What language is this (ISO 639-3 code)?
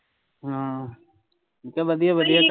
pan